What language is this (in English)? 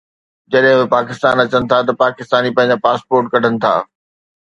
Sindhi